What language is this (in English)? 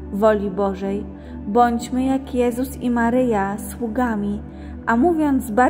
Polish